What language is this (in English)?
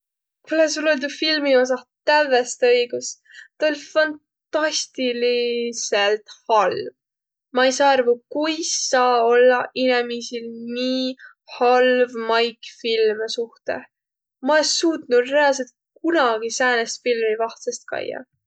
Võro